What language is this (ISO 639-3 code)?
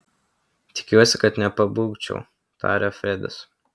lit